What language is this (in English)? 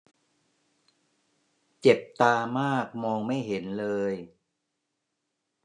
Thai